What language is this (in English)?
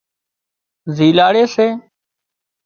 Wadiyara Koli